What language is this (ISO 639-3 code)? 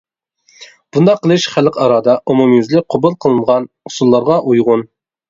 uig